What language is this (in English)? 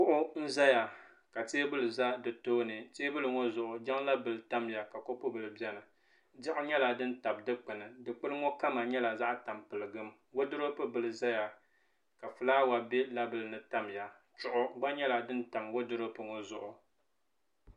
Dagbani